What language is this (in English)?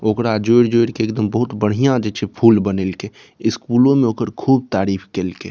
Maithili